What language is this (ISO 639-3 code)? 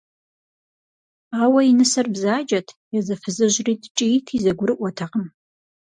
kbd